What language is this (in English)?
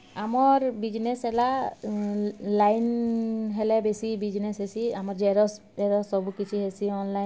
Odia